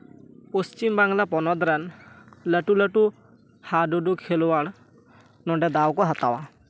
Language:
Santali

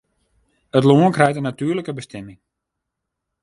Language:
Western Frisian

